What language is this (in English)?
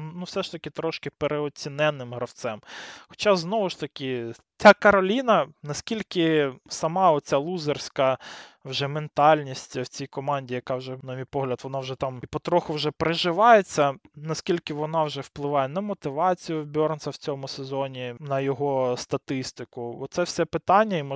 Ukrainian